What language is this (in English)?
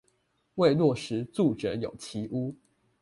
Chinese